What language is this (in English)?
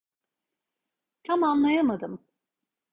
Turkish